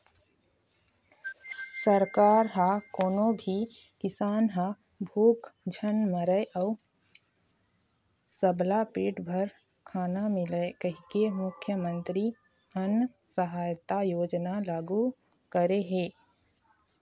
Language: Chhattisgarhi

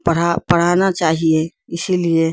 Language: Urdu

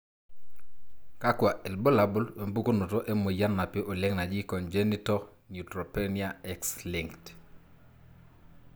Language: Masai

